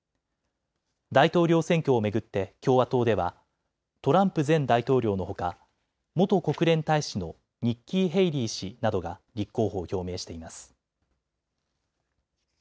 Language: Japanese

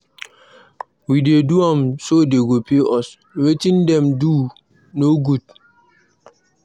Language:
Nigerian Pidgin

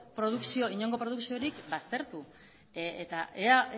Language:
Basque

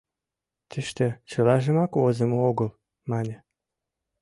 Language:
Mari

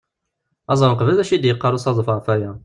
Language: Kabyle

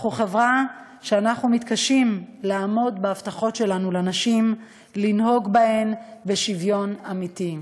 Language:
Hebrew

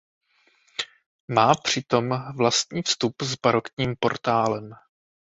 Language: Czech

